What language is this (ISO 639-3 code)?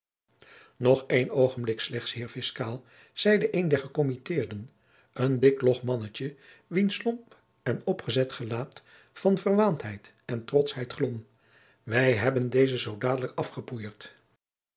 nld